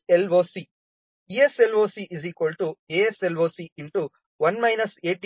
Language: Kannada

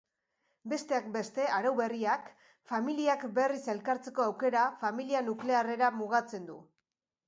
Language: Basque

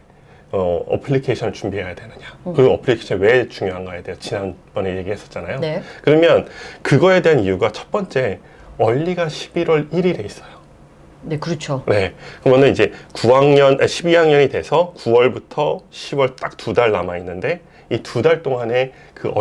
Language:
Korean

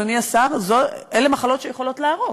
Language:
Hebrew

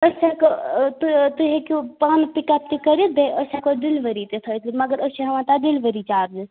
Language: Kashmiri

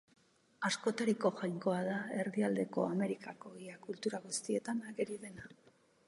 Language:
Basque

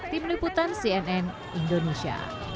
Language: Indonesian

